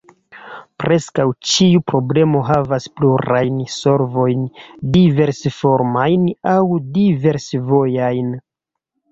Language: Esperanto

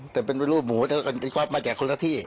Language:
Thai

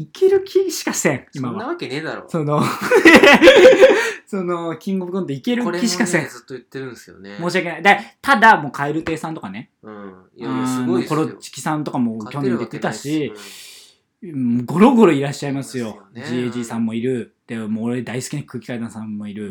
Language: Japanese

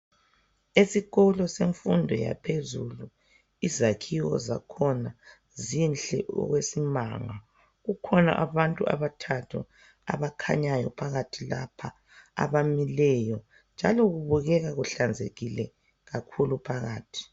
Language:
North Ndebele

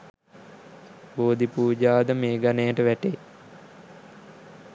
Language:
Sinhala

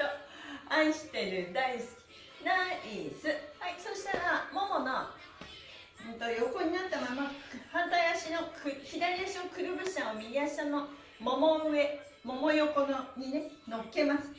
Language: Japanese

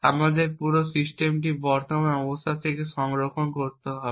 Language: Bangla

